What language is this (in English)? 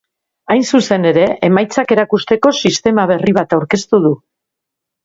Basque